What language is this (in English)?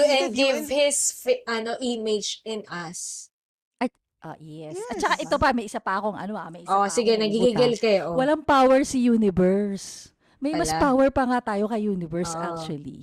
Filipino